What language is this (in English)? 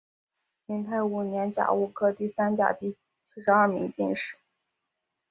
Chinese